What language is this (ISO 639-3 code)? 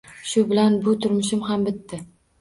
uzb